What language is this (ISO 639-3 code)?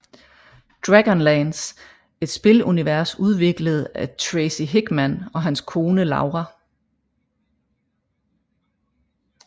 dan